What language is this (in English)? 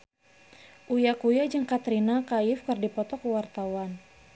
Sundanese